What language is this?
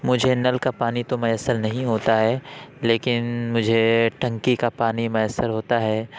Urdu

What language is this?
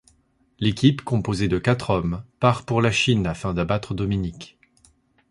French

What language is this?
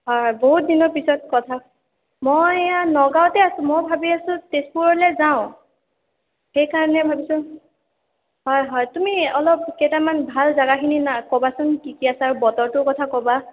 Assamese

